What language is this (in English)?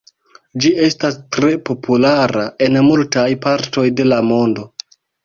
Esperanto